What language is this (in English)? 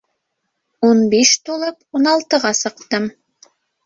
Bashkir